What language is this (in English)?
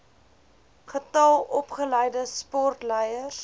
Afrikaans